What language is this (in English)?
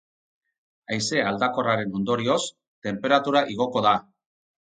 Basque